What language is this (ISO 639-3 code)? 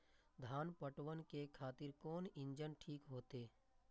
mai